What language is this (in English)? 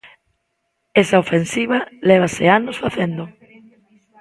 Galician